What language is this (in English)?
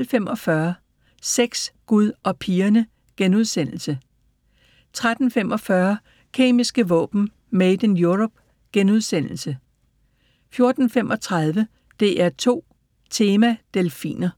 Danish